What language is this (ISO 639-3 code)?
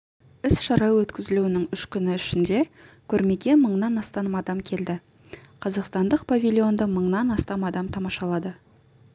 kaz